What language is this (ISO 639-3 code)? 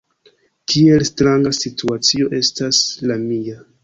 epo